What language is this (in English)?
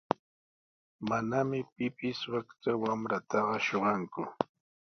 Sihuas Ancash Quechua